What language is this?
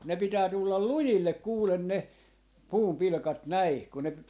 Finnish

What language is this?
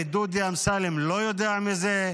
Hebrew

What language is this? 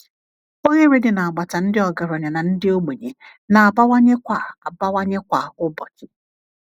Igbo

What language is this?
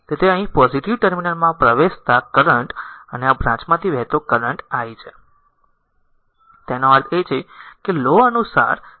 Gujarati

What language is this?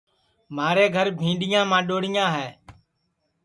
Sansi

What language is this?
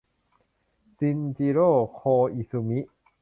Thai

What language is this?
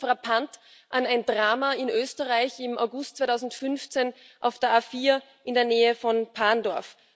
German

